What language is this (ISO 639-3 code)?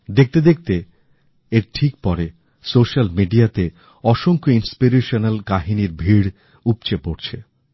ben